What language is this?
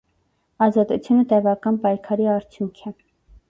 Armenian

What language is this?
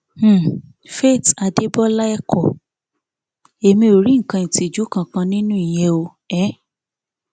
Yoruba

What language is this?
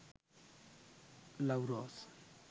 Sinhala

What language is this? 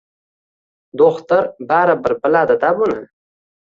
Uzbek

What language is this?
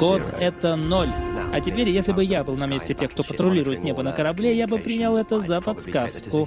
Russian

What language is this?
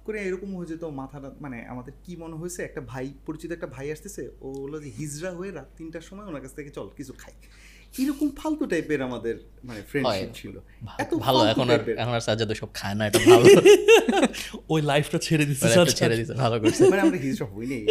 Bangla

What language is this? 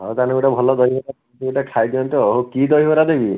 Odia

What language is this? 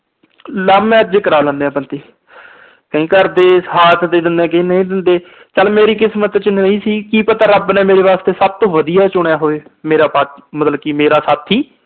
Punjabi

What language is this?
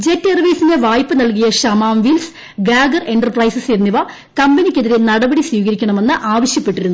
Malayalam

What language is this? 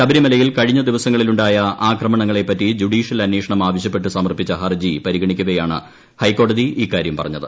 Malayalam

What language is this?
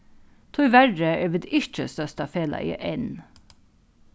Faroese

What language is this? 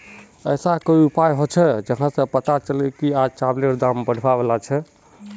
Magahi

